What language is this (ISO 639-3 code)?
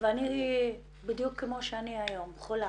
heb